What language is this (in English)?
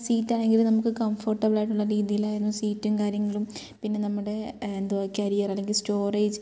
Malayalam